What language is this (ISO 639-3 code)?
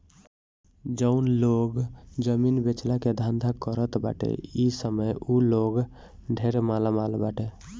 bho